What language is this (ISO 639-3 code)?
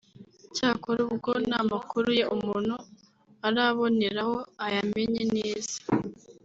kin